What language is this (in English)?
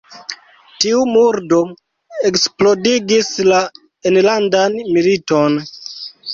Esperanto